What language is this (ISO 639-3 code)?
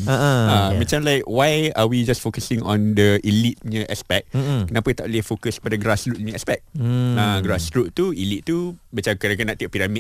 msa